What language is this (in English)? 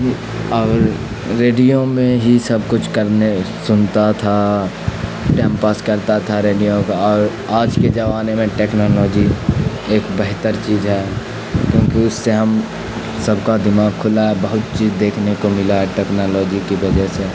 Urdu